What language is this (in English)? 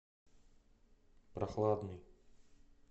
Russian